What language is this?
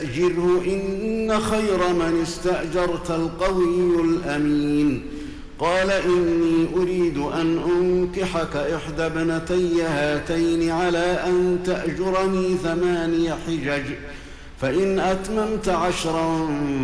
Arabic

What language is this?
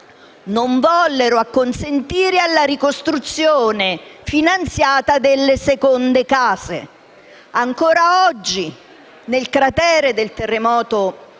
Italian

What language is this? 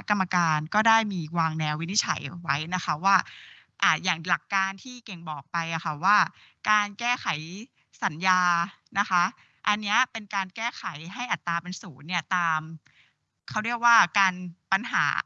Thai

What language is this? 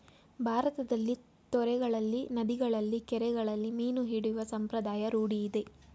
Kannada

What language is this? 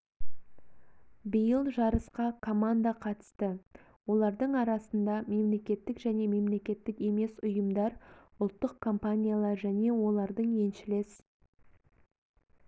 Kazakh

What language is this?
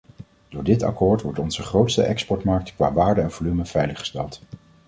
Dutch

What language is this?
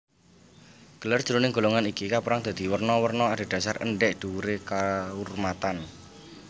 Javanese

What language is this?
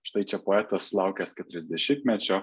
Lithuanian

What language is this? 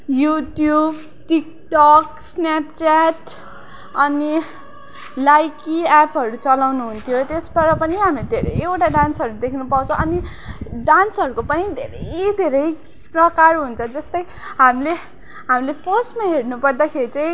Nepali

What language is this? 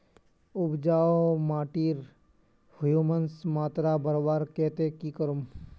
Magahi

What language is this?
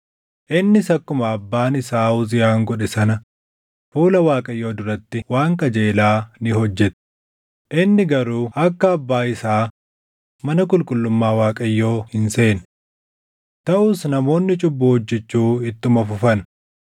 Oromo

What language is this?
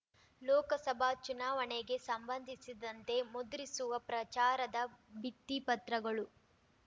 Kannada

